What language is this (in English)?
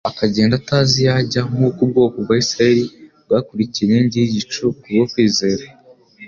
Kinyarwanda